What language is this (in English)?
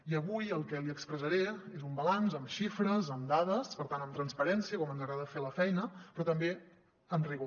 Catalan